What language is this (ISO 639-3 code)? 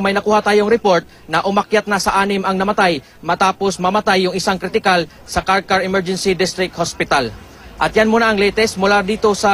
fil